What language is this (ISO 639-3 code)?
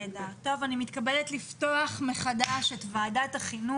heb